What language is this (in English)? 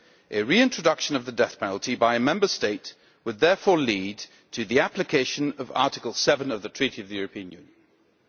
English